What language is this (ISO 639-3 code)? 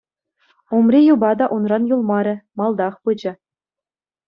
chv